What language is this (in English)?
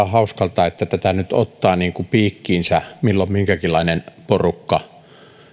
Finnish